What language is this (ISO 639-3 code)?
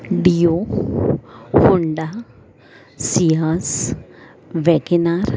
guj